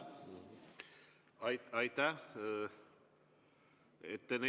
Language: Estonian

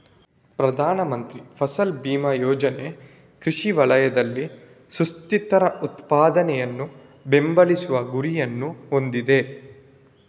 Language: Kannada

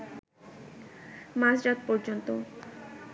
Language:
Bangla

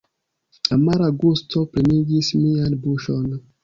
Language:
Esperanto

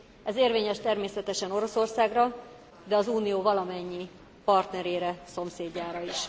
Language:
Hungarian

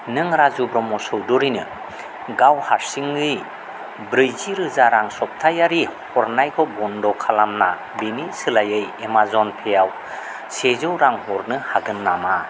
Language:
Bodo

